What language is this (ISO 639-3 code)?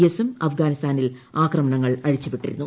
mal